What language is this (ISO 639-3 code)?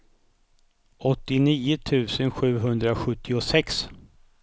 swe